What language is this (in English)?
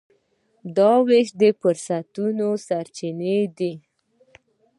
Pashto